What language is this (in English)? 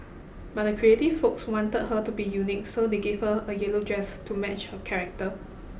English